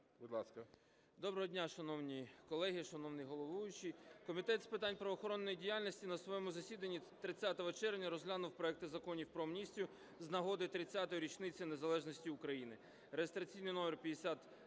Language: Ukrainian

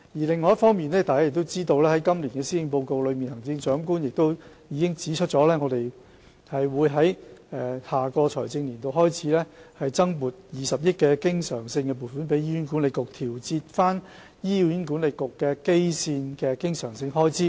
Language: Cantonese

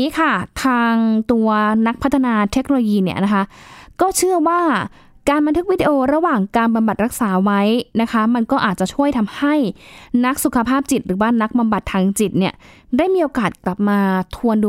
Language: Thai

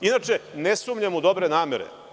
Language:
Serbian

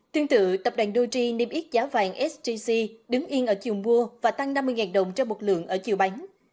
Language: Vietnamese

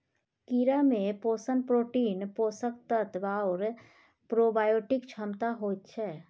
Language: Maithili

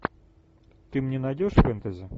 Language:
Russian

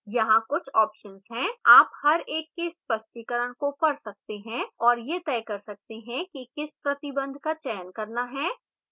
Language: Hindi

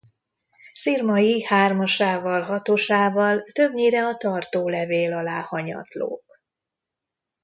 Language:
Hungarian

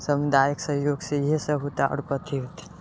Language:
Maithili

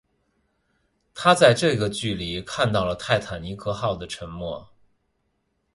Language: Chinese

